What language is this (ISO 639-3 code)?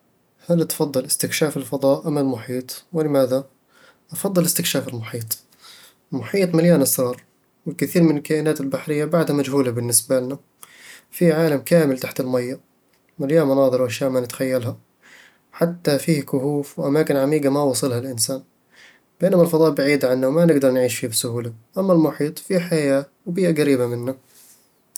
avl